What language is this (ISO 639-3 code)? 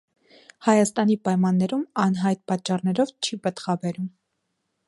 hye